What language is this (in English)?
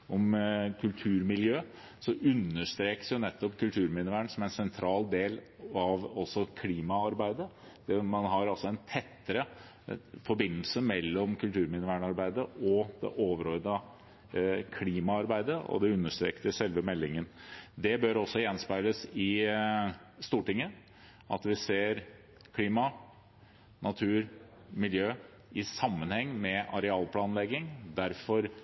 Norwegian Bokmål